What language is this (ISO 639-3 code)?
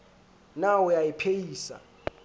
sot